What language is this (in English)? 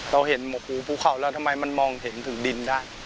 Thai